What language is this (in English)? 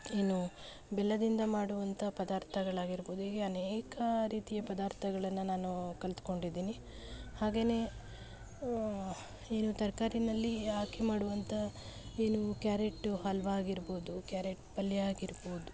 Kannada